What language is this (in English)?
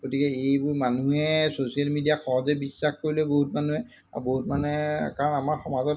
Assamese